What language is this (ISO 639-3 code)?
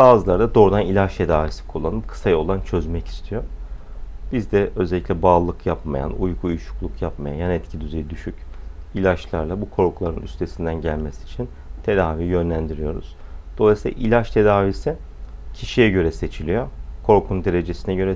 tur